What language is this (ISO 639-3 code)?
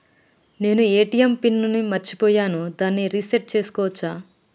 tel